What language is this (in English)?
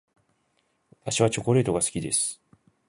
Japanese